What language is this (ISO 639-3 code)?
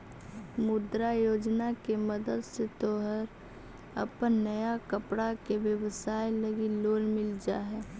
mag